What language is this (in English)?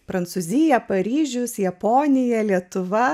Lithuanian